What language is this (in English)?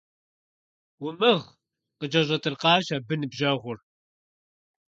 Kabardian